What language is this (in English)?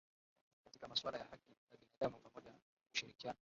Swahili